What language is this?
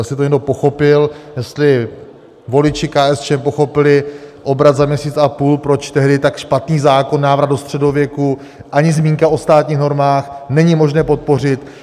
Czech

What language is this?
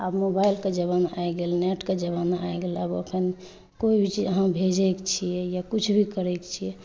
Maithili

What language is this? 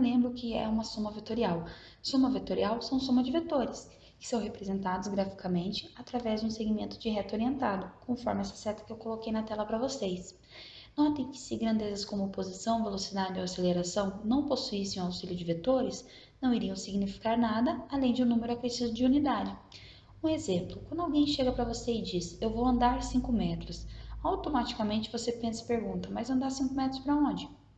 Portuguese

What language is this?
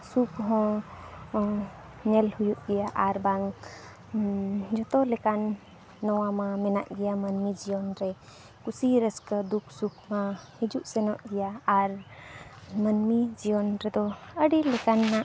Santali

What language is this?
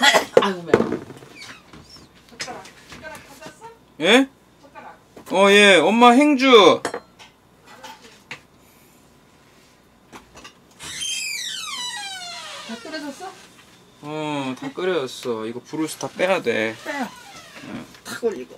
Korean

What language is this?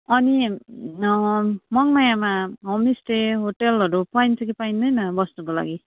Nepali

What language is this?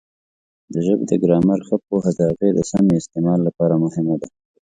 Pashto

